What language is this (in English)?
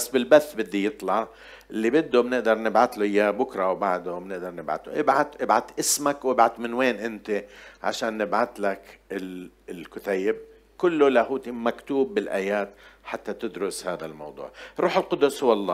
Arabic